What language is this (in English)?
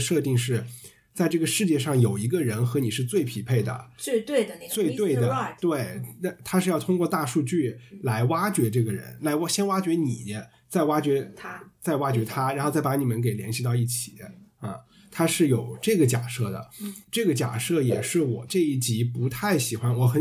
Chinese